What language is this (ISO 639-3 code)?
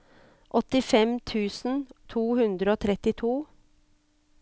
nor